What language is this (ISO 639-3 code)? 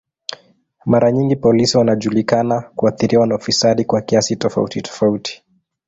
swa